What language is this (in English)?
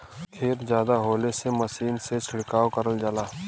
Bhojpuri